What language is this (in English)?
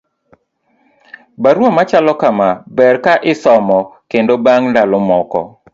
Luo (Kenya and Tanzania)